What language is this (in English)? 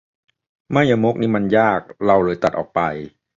Thai